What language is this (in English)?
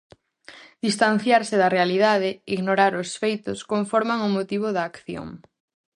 Galician